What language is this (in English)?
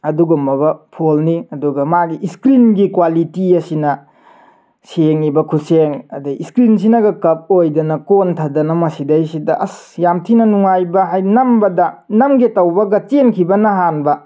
Manipuri